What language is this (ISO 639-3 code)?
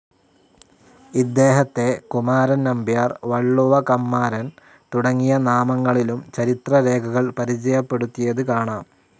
mal